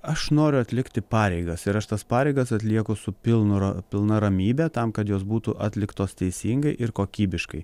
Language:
Lithuanian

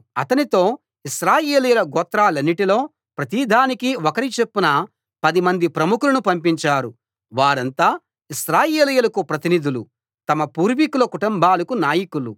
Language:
Telugu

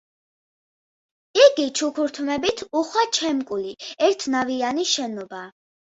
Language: Georgian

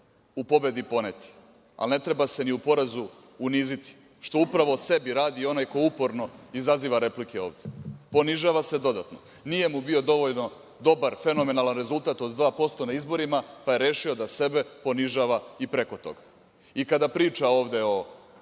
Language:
Serbian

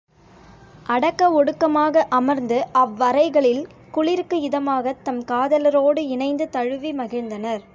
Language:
Tamil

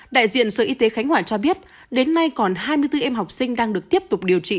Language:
Vietnamese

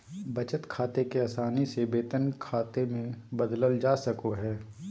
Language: Magahi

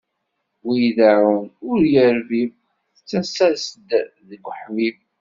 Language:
Kabyle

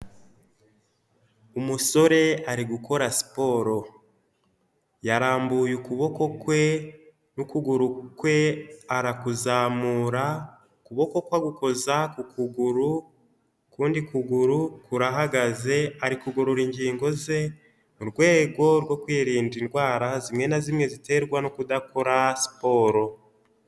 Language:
Kinyarwanda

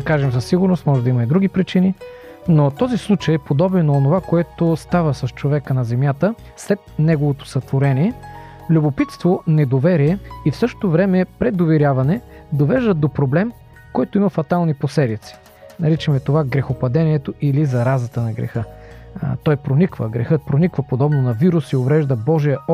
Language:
Bulgarian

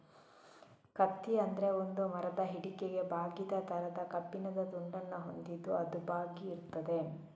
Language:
Kannada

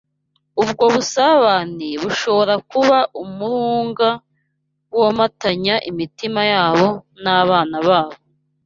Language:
Kinyarwanda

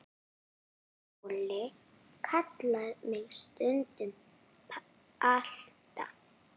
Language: Icelandic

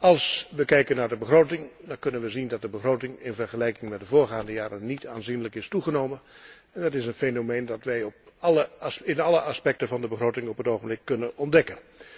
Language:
Dutch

